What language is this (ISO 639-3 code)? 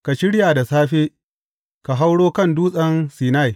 hau